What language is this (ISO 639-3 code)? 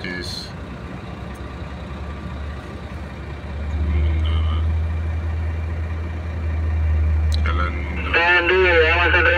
ind